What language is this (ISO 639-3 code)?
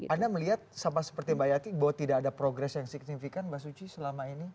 ind